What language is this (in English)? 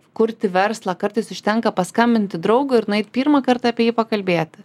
Lithuanian